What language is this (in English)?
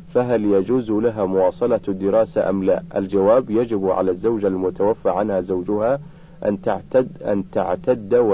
Arabic